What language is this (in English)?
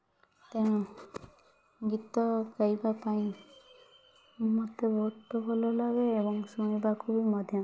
Odia